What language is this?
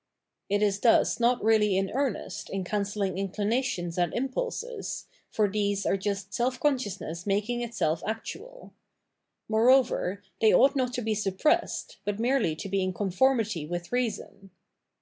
English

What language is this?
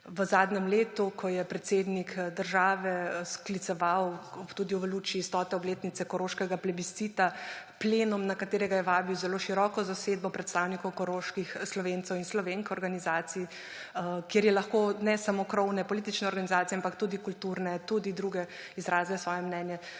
Slovenian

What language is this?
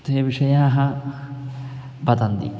Sanskrit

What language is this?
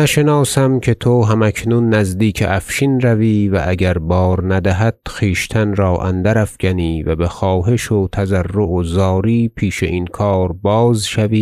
Persian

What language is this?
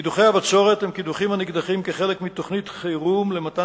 Hebrew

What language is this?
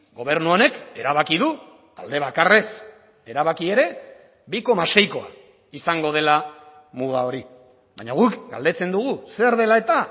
Basque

